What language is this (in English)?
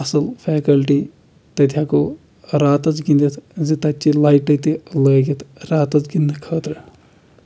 Kashmiri